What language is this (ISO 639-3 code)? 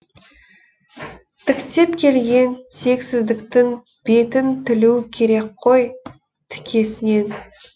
kaz